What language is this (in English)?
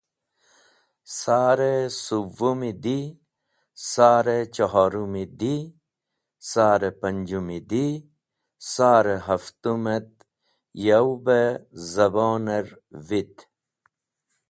Wakhi